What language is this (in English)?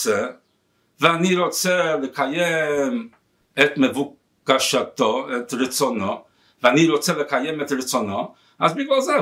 Hebrew